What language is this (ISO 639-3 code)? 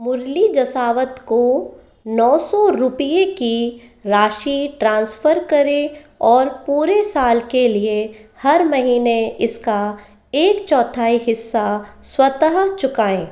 hin